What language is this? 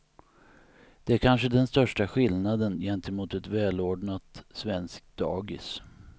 Swedish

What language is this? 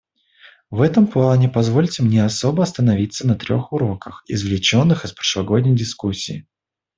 Russian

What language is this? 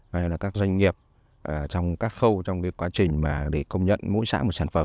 Vietnamese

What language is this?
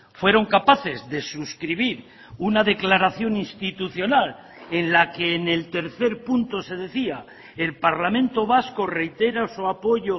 Spanish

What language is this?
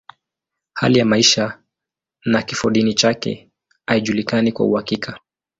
Swahili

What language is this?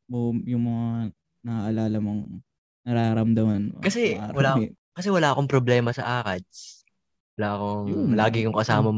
Filipino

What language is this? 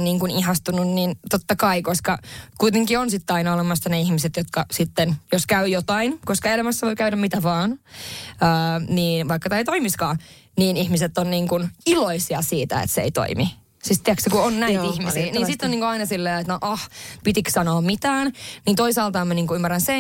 Finnish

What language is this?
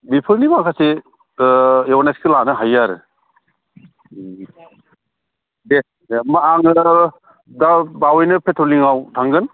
Bodo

